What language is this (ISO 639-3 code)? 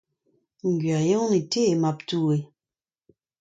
bre